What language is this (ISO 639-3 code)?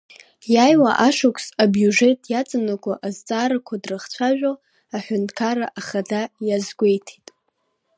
abk